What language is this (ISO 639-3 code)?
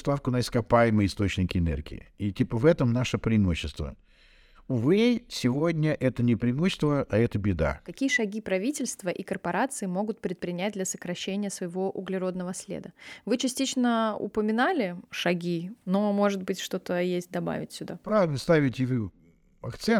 rus